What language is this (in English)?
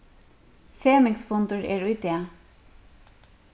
Faroese